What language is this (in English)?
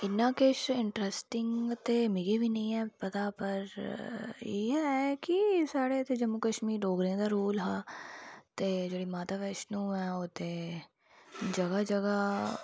Dogri